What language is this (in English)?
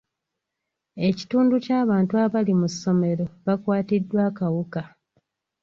Ganda